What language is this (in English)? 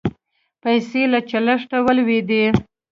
Pashto